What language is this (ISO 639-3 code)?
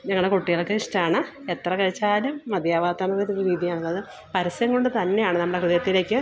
mal